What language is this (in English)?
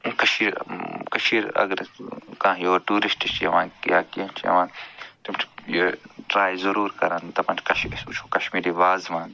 Kashmiri